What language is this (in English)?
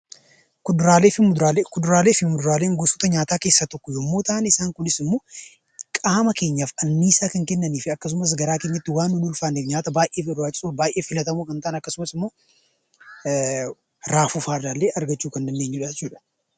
Oromo